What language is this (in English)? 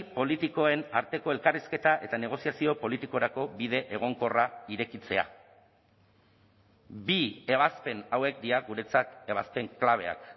Basque